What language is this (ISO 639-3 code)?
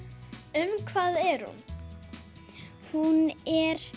isl